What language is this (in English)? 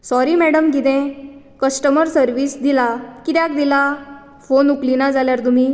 Konkani